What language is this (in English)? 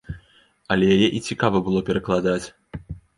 Belarusian